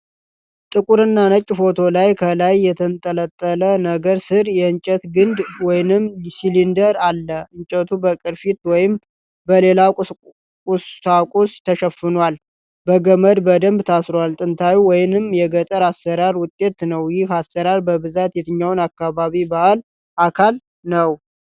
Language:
Amharic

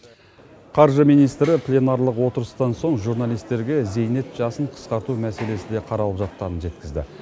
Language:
Kazakh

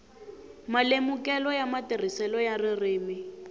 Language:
Tsonga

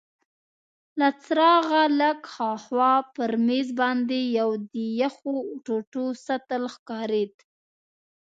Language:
Pashto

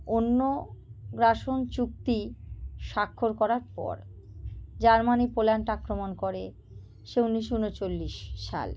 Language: Bangla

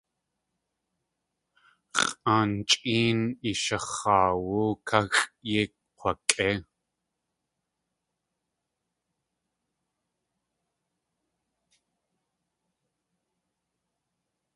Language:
Tlingit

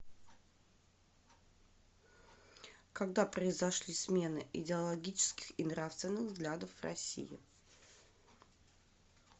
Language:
Russian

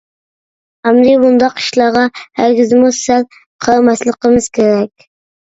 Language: Uyghur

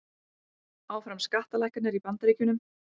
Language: Icelandic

